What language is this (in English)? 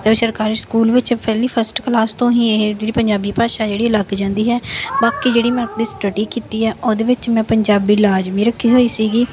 Punjabi